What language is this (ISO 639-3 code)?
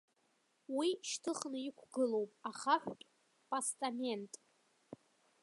abk